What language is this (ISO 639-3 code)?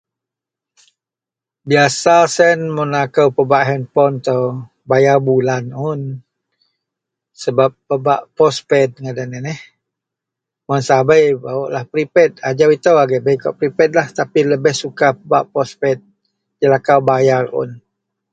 mel